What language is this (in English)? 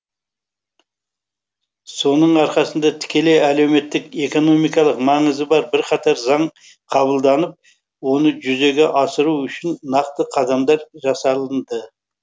Kazakh